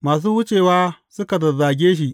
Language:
Hausa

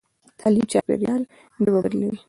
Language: Pashto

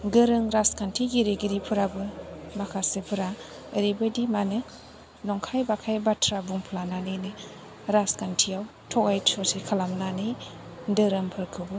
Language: Bodo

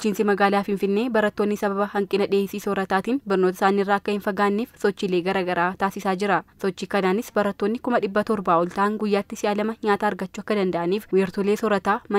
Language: Arabic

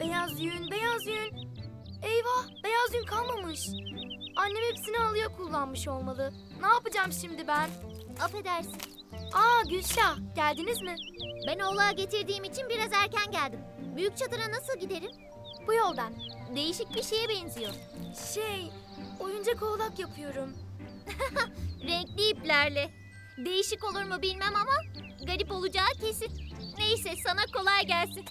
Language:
Turkish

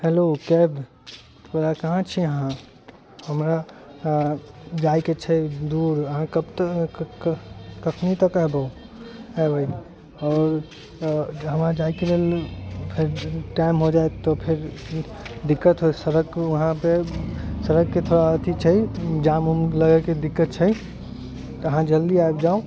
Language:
Maithili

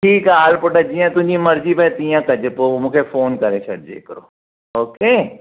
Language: Sindhi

